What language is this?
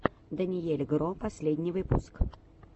Russian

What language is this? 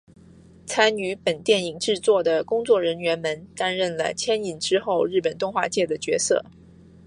Chinese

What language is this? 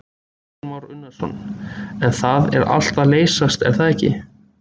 Icelandic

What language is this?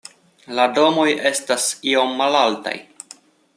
Esperanto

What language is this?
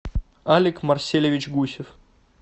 Russian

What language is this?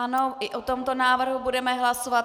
Czech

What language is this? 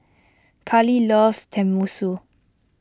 English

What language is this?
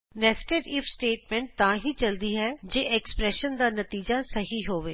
Punjabi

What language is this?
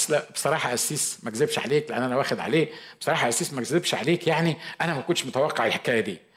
Arabic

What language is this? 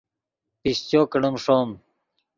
Yidgha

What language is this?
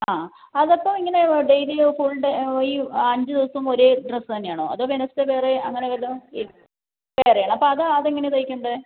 Malayalam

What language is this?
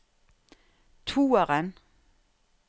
Norwegian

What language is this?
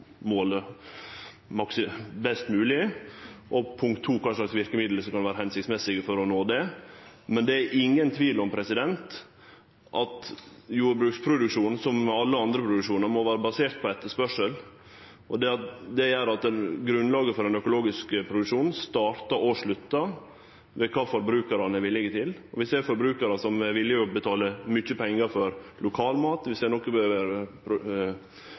Norwegian Nynorsk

